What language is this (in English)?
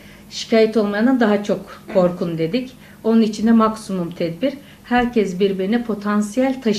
Turkish